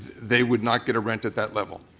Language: English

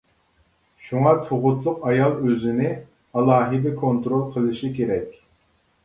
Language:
Uyghur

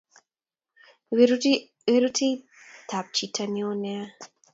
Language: Kalenjin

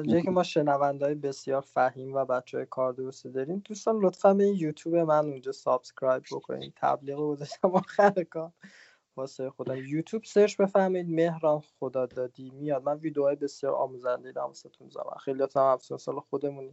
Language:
Persian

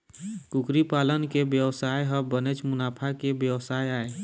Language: Chhattisgarhi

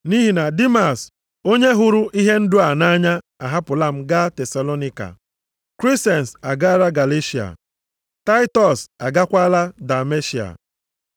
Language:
Igbo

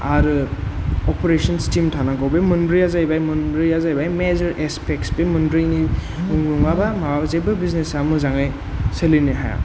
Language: Bodo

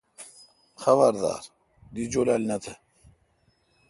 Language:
Kalkoti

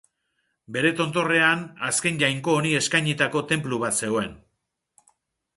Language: Basque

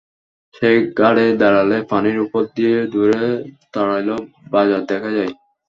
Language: Bangla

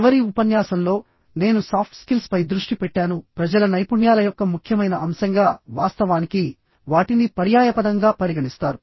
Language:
Telugu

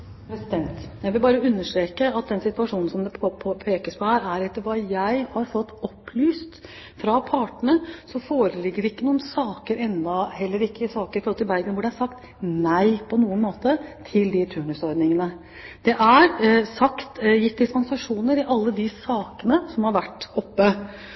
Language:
Norwegian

